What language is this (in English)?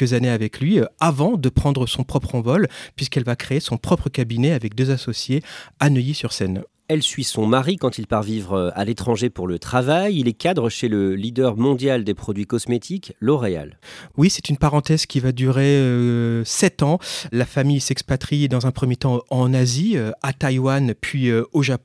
French